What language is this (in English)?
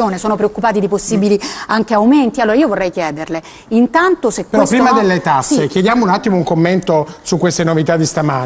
Italian